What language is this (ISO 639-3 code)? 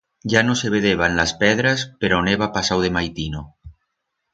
arg